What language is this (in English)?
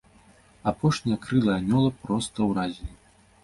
Belarusian